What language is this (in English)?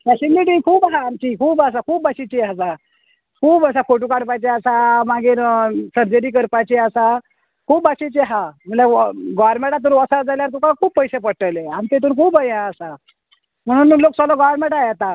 Konkani